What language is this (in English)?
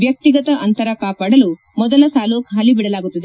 Kannada